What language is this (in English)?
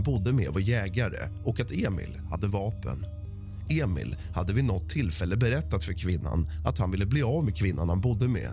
Swedish